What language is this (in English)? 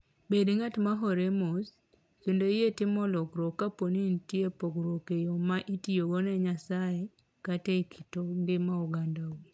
Luo (Kenya and Tanzania)